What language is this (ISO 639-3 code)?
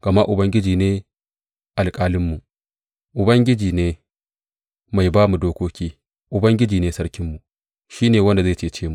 hau